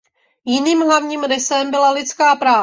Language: Czech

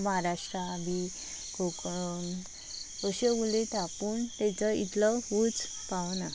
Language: Konkani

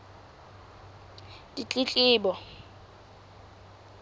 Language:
Southern Sotho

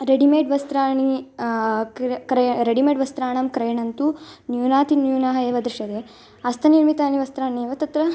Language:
Sanskrit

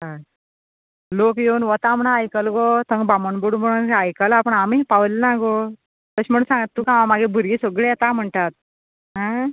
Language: Konkani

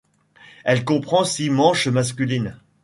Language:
French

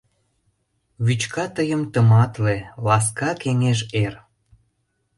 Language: Mari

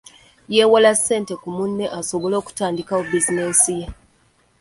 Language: Ganda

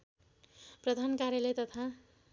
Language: Nepali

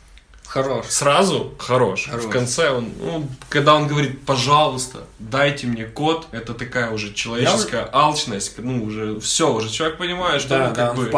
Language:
Russian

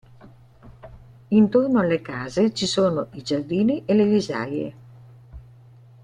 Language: Italian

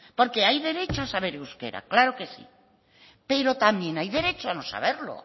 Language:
Spanish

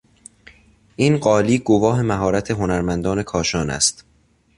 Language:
Persian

